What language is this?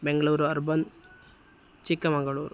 Sanskrit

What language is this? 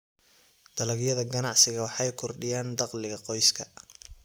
Somali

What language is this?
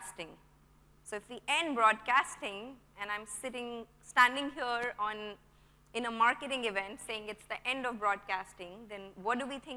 English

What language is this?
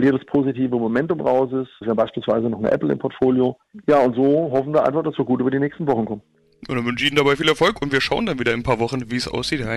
German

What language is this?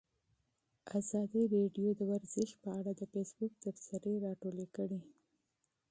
Pashto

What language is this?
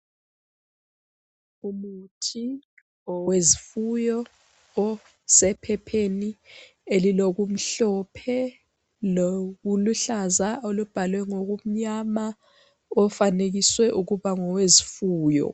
North Ndebele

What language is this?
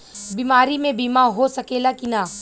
Bhojpuri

